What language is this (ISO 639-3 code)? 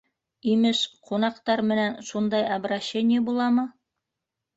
bak